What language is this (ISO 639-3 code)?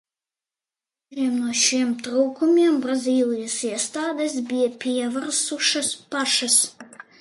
lav